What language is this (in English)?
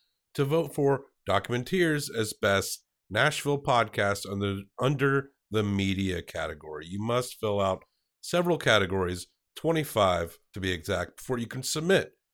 English